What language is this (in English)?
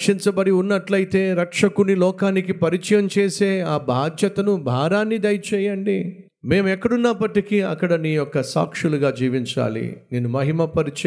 Telugu